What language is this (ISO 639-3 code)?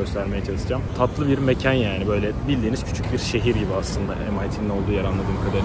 tur